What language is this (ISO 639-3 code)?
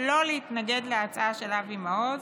heb